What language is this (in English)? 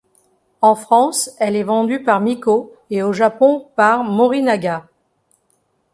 French